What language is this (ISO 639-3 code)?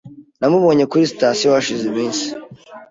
kin